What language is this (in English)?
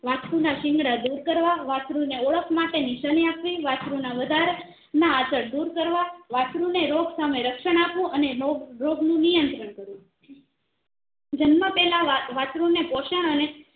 Gujarati